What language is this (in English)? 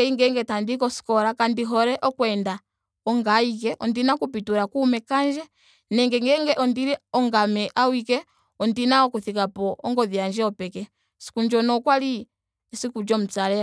Ndonga